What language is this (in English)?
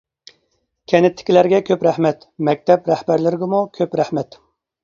Uyghur